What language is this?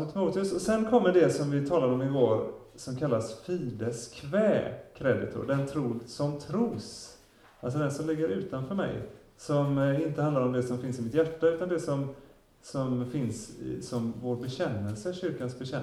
Swedish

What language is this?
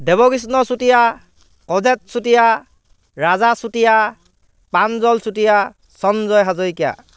Assamese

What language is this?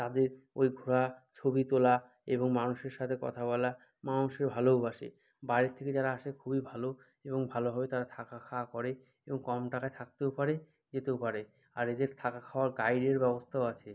Bangla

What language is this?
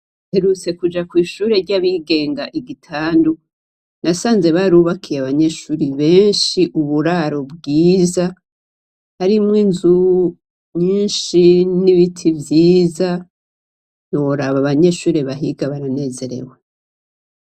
Rundi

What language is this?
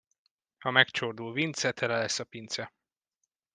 Hungarian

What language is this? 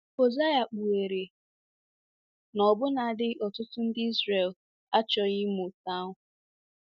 Igbo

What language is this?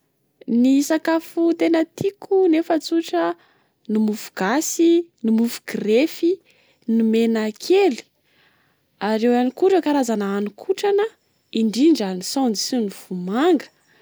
Malagasy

